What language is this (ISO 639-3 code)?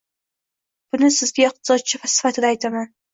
uzb